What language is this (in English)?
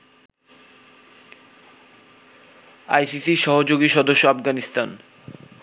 Bangla